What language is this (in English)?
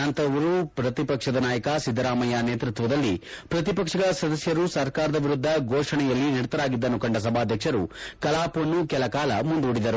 Kannada